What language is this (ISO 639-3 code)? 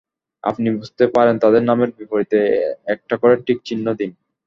ben